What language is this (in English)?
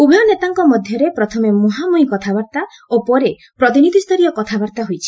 Odia